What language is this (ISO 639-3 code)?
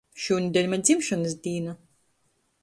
ltg